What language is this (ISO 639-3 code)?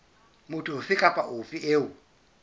sot